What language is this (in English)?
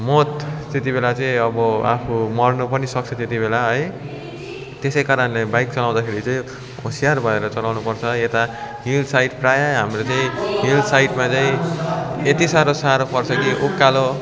Nepali